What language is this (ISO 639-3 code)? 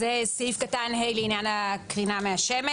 heb